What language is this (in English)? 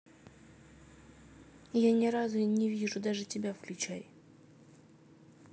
Russian